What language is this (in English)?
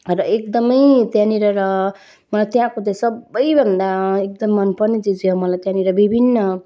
Nepali